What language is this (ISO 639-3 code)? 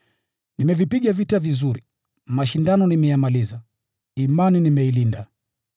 swa